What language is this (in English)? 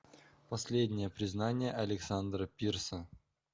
Russian